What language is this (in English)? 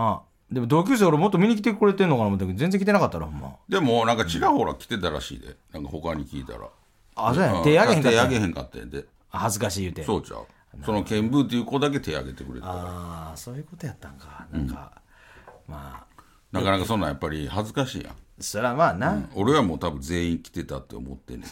Japanese